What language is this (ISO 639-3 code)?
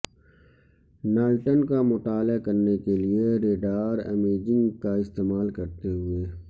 urd